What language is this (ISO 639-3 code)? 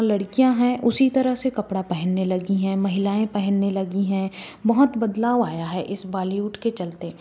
hin